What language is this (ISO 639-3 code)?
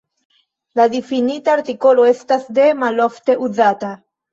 epo